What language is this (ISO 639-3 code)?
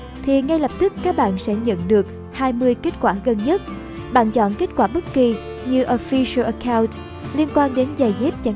vie